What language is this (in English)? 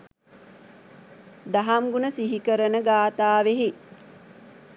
Sinhala